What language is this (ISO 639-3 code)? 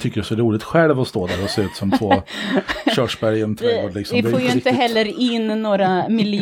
swe